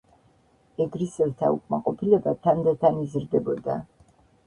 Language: Georgian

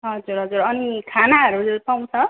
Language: Nepali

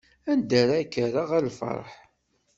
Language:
Kabyle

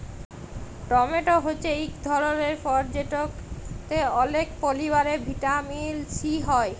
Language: Bangla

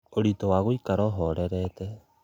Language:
Kikuyu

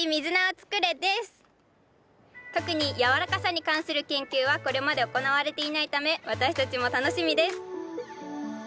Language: Japanese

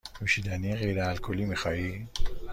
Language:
Persian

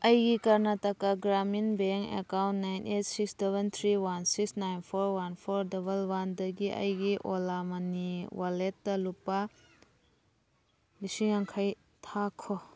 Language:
Manipuri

